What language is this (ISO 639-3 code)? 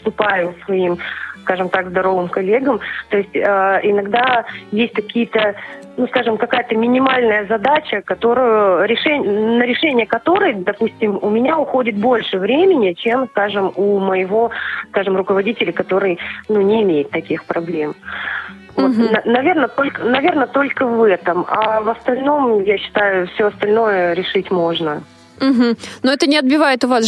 rus